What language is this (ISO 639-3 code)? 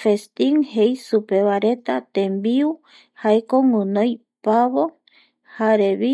gui